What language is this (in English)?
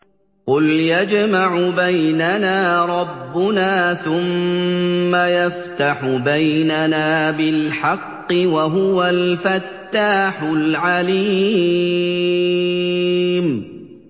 Arabic